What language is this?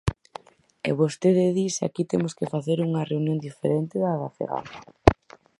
Galician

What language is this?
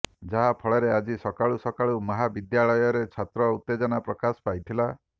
Odia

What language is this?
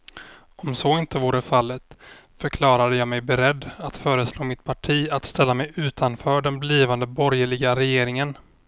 Swedish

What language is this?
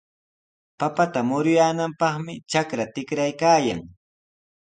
Sihuas Ancash Quechua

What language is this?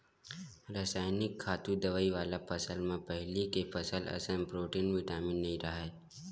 Chhattisgarhi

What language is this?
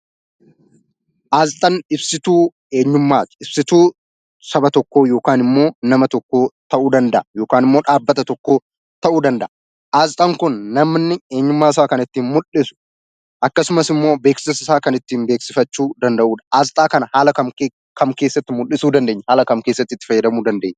Oromo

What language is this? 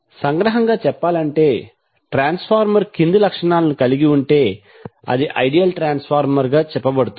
Telugu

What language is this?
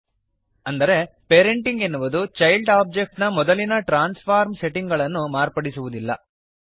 Kannada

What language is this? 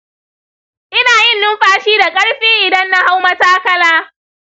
Hausa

